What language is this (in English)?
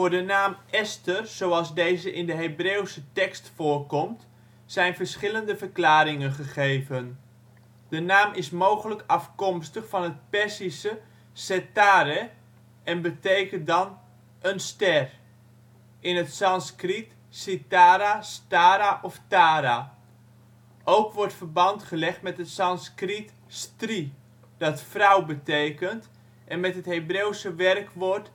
Dutch